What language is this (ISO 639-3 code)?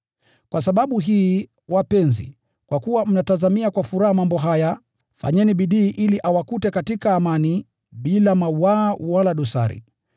swa